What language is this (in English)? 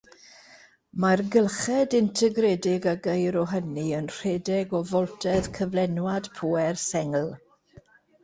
Welsh